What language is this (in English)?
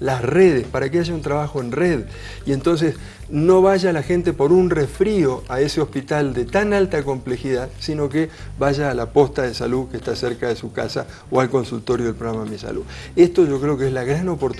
Spanish